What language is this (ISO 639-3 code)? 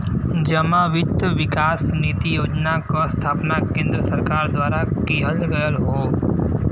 bho